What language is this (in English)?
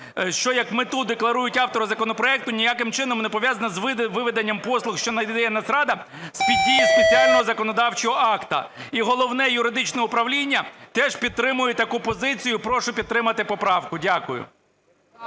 Ukrainian